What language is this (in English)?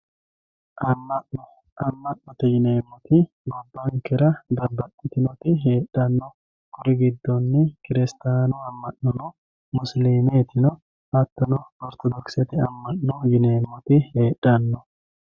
Sidamo